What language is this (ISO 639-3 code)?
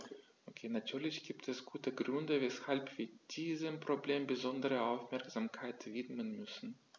deu